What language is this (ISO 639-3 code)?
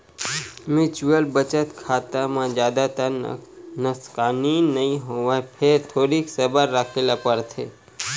hne